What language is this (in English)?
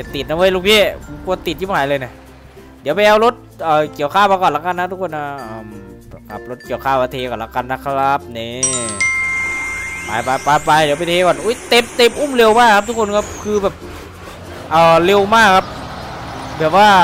Thai